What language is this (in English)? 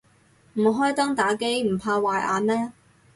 Cantonese